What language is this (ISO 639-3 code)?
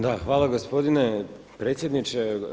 hrv